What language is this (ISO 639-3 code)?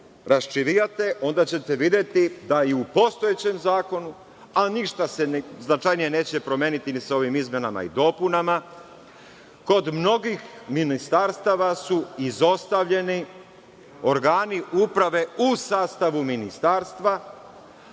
srp